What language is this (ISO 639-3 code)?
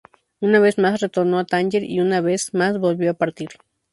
spa